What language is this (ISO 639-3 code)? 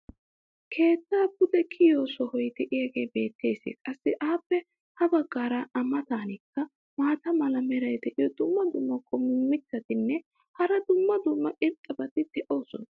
wal